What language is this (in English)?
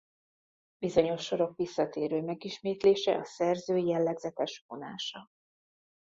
Hungarian